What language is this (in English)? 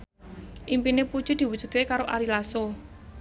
Javanese